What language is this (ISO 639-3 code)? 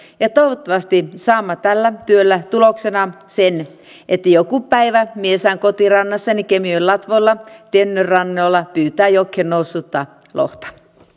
fin